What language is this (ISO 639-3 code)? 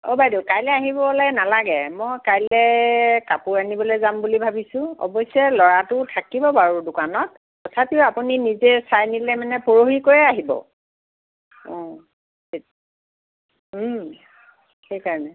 asm